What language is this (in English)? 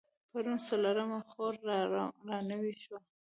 Pashto